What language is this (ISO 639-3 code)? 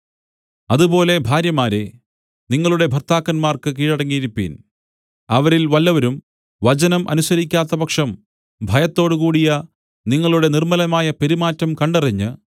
mal